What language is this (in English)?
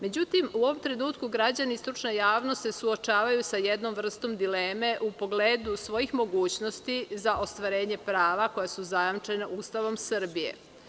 Serbian